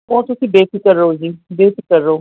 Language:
Punjabi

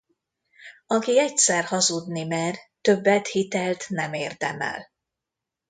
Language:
Hungarian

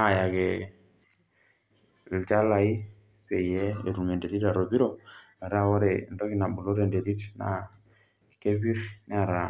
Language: Masai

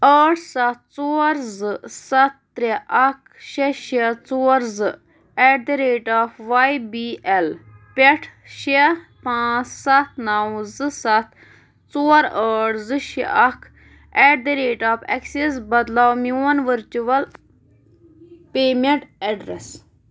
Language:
Kashmiri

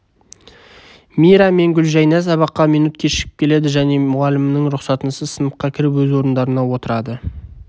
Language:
Kazakh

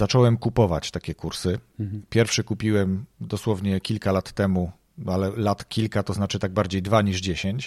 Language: Polish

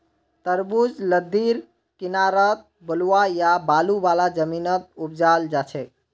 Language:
Magahi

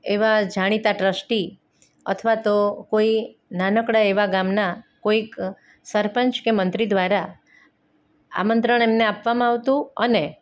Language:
Gujarati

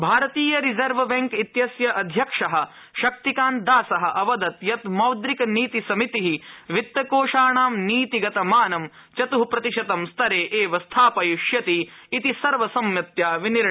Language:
Sanskrit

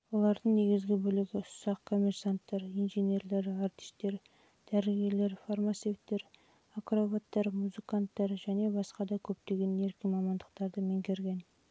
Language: Kazakh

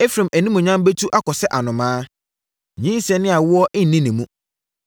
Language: Akan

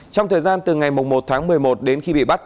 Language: Vietnamese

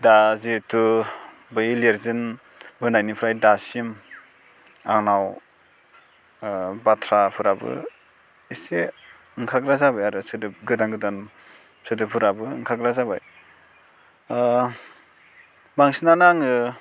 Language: Bodo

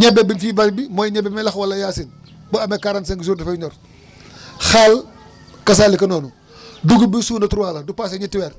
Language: Wolof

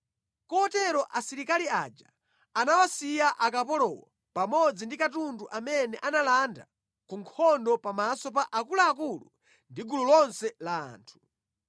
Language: Nyanja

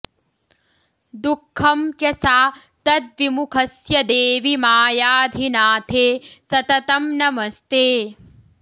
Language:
Sanskrit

